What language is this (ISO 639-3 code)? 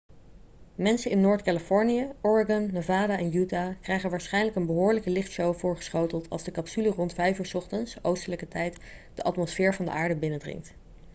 nld